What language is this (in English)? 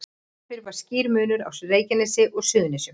Icelandic